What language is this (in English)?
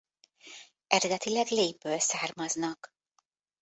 Hungarian